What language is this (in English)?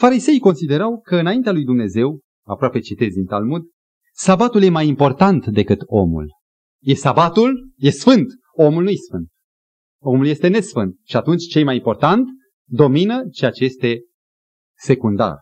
Romanian